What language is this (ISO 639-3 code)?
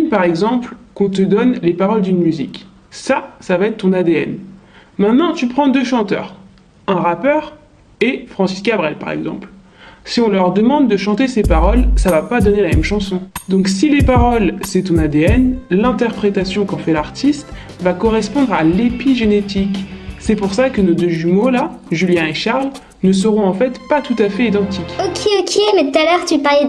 fra